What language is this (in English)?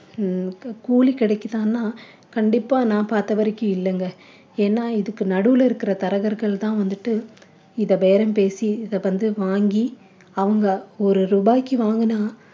Tamil